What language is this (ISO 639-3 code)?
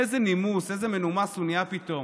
heb